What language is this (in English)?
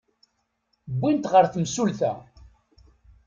Kabyle